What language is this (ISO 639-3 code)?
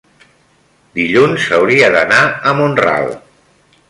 cat